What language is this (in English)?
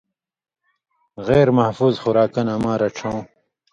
Indus Kohistani